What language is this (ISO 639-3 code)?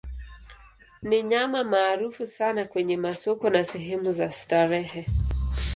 swa